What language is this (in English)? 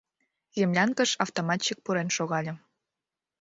Mari